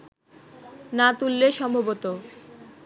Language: Bangla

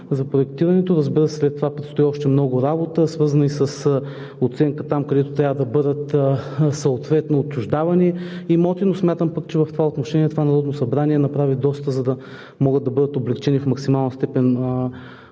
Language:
Bulgarian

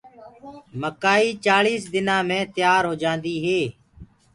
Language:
Gurgula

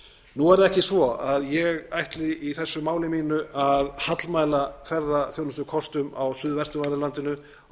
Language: Icelandic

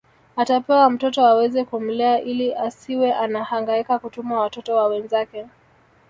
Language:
Swahili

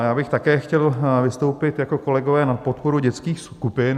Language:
Czech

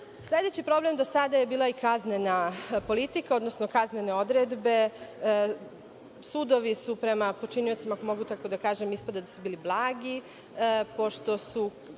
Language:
Serbian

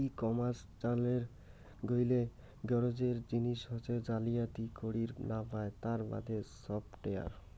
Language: Bangla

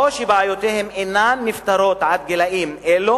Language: Hebrew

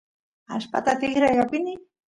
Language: Santiago del Estero Quichua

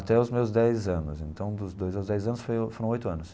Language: Portuguese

